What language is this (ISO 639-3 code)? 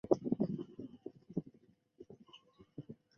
zho